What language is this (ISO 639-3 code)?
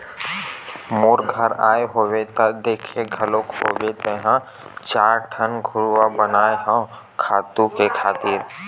hne